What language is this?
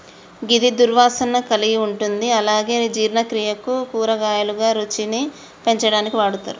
Telugu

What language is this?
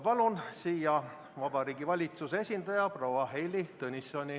Estonian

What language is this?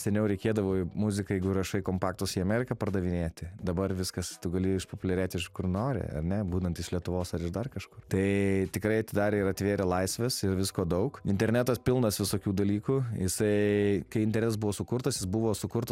Lithuanian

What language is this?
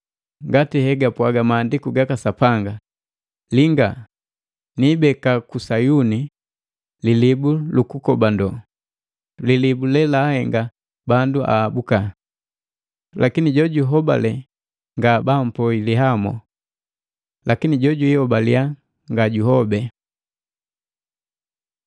Matengo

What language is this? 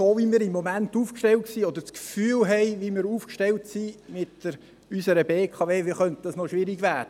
Swiss German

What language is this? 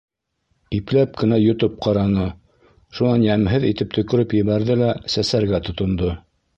Bashkir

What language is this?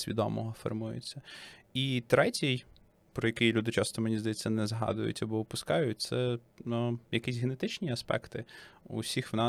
Ukrainian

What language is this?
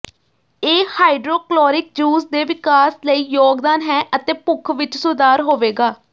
Punjabi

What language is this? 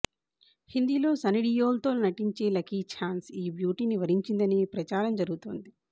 Telugu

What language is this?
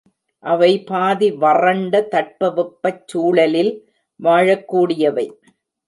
Tamil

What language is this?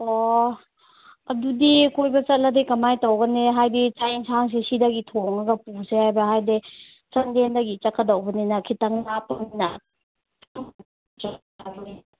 Manipuri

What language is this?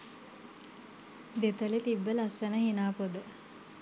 Sinhala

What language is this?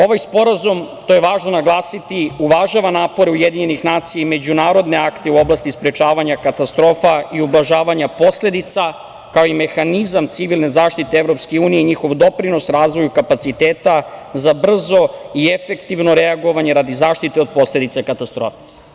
Serbian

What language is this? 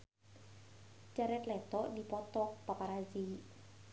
Sundanese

